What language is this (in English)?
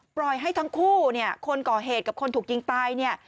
Thai